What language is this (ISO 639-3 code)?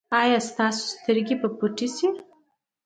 pus